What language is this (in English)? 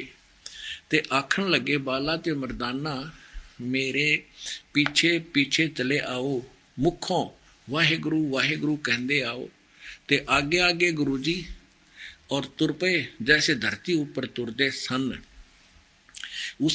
Hindi